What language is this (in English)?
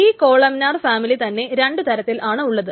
Malayalam